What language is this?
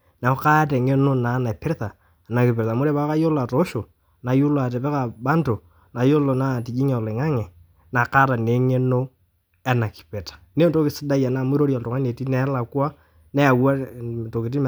Masai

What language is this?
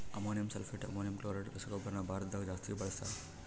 Kannada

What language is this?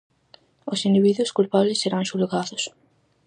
Galician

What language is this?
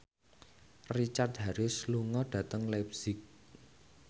Javanese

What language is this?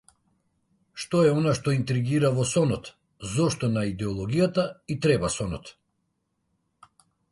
Macedonian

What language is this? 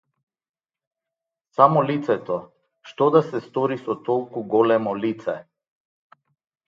Macedonian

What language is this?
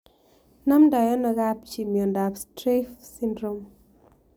Kalenjin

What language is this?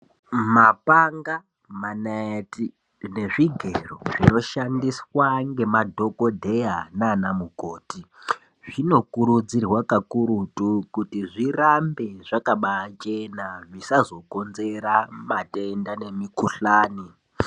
Ndau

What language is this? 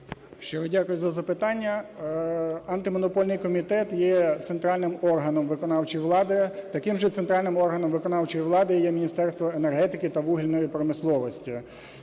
Ukrainian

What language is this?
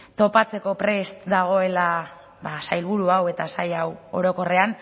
Basque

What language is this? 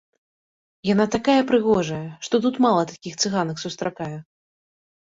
Belarusian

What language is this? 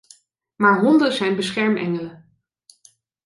Dutch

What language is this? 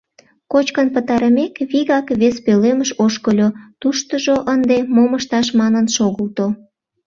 Mari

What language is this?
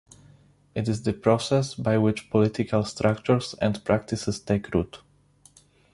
English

